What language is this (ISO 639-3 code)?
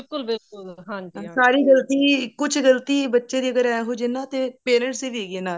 pan